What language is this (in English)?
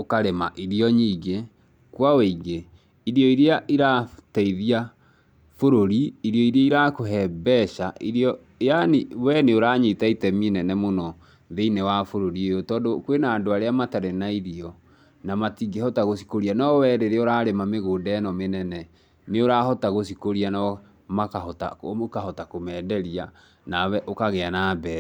Kikuyu